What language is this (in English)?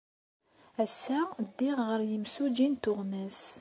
Kabyle